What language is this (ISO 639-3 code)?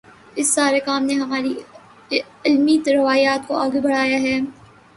urd